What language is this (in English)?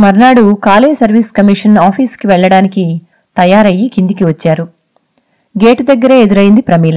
Telugu